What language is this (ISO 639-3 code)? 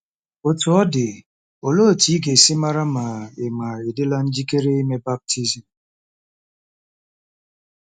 ibo